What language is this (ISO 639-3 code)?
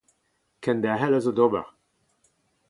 bre